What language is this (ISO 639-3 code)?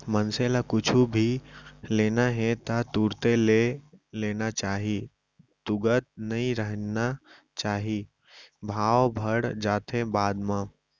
hne